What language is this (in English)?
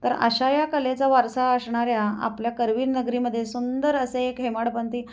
Marathi